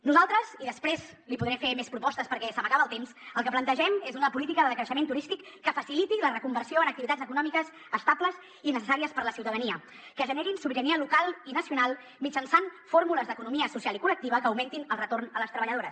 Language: Catalan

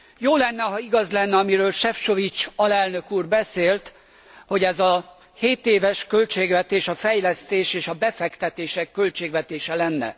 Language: Hungarian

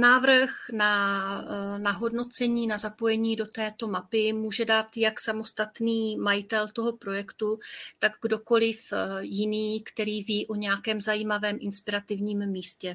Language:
Czech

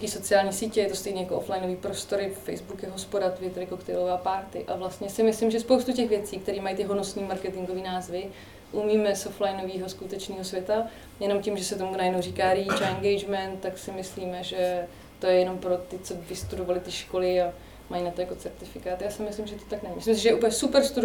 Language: Czech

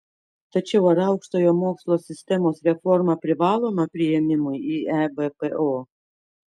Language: Lithuanian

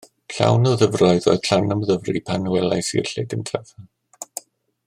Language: Welsh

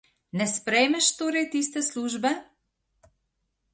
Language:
Slovenian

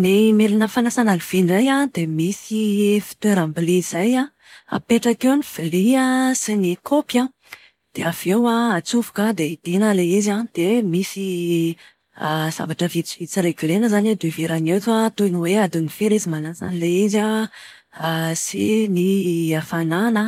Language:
Malagasy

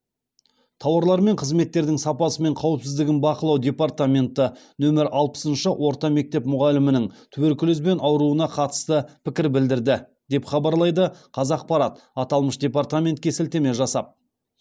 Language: Kazakh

